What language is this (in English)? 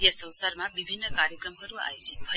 Nepali